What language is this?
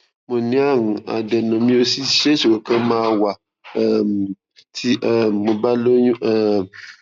Yoruba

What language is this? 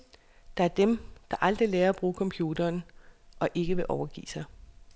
Danish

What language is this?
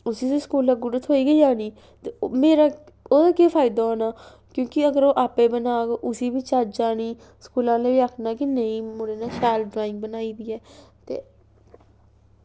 Dogri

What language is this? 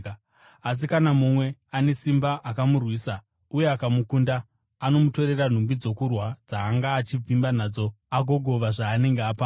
Shona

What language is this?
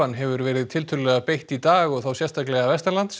Icelandic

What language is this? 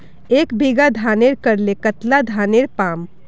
Magahi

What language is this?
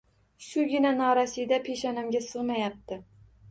Uzbek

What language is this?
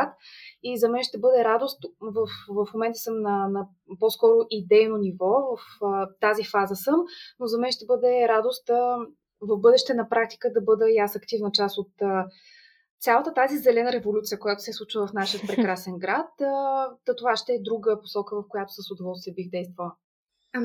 Bulgarian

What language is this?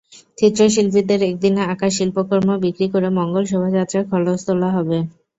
Bangla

